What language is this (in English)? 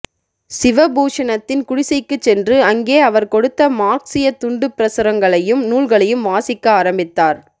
Tamil